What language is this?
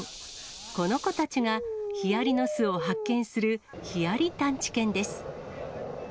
Japanese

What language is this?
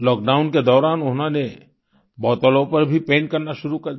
Hindi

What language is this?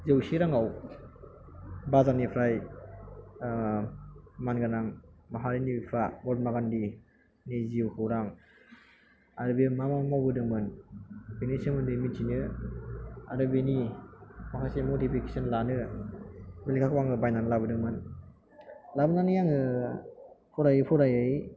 Bodo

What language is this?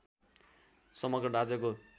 Nepali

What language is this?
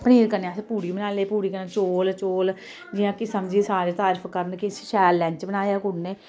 Dogri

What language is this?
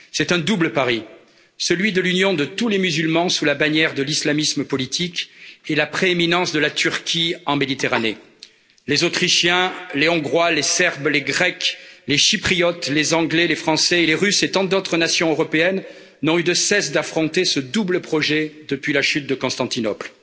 French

